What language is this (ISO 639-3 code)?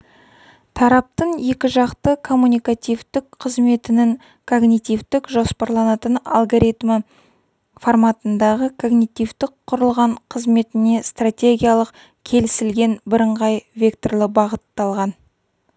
kaz